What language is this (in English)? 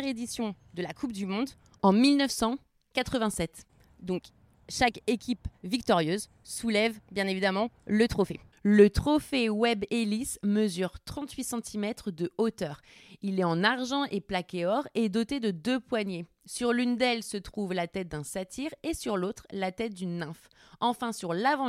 French